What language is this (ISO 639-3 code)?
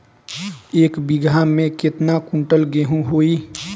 bho